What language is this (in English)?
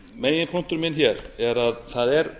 Icelandic